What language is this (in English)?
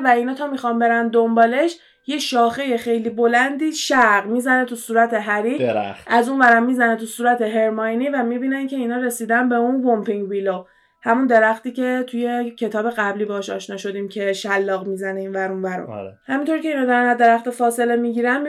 Persian